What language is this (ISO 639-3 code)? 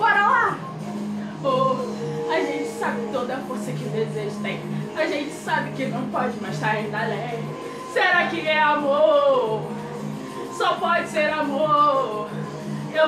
por